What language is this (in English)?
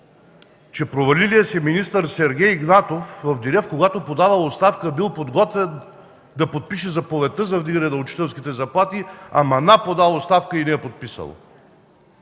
Bulgarian